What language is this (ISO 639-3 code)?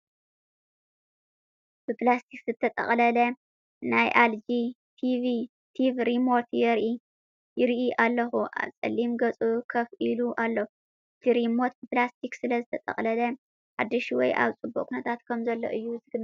tir